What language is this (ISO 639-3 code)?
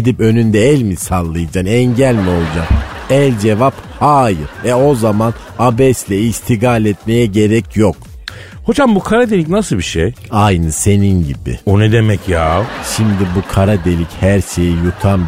tur